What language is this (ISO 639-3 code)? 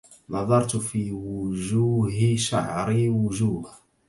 ara